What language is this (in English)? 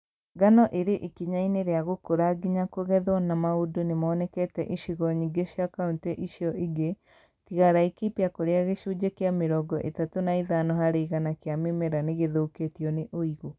Kikuyu